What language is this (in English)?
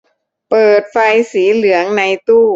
Thai